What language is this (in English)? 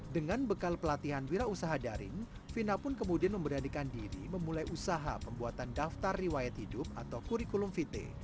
Indonesian